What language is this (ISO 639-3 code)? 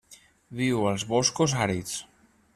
cat